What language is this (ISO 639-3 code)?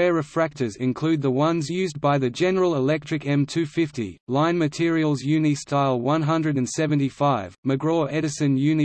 eng